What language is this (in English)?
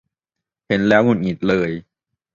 Thai